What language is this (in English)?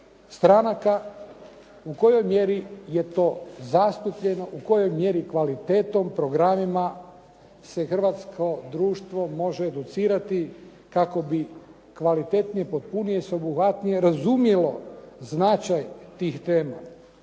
Croatian